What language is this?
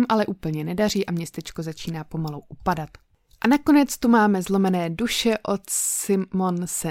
Czech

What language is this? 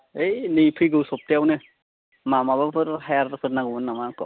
Bodo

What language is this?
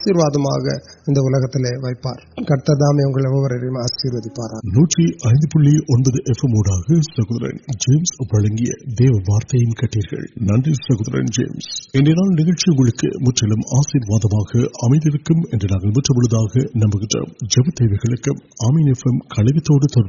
Urdu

